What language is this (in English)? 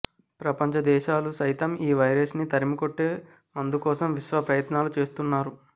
Telugu